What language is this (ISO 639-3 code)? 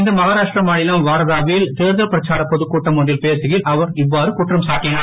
tam